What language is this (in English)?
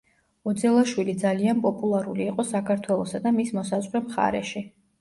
Georgian